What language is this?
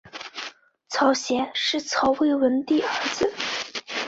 Chinese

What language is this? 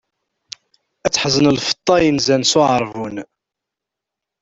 Kabyle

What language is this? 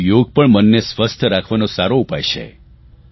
Gujarati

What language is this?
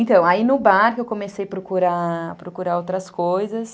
Portuguese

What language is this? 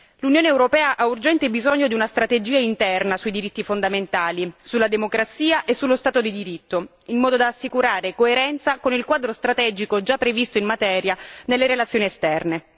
Italian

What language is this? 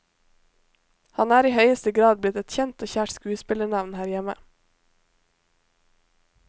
Norwegian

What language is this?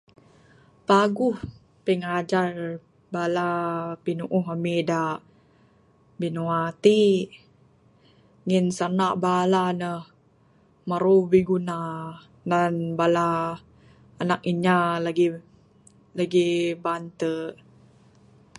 Bukar-Sadung Bidayuh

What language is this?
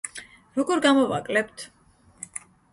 Georgian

